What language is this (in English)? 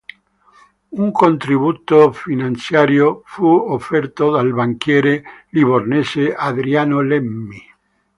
Italian